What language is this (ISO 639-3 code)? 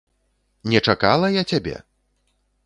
bel